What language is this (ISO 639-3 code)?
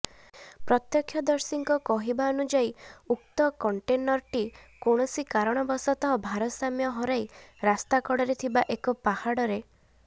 ori